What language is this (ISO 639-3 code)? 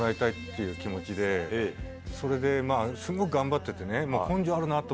jpn